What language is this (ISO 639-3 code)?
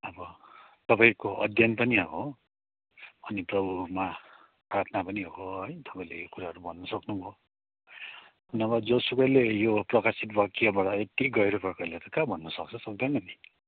nep